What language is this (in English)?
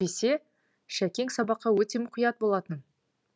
Kazakh